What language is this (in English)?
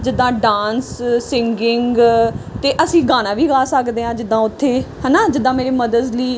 Punjabi